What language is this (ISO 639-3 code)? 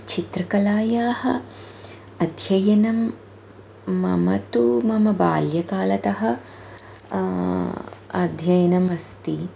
san